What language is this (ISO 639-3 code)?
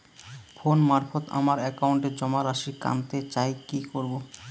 ben